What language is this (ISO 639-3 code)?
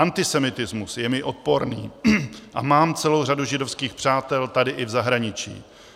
ces